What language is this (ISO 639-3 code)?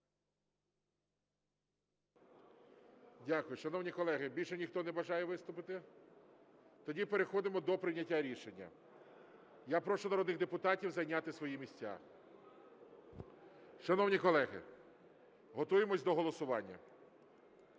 ukr